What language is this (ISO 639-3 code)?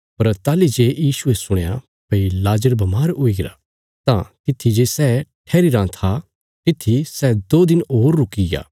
kfs